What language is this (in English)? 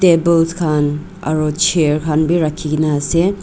Naga Pidgin